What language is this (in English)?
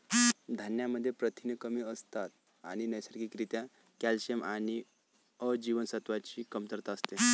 Marathi